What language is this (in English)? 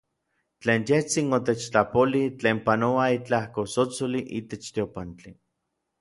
Orizaba Nahuatl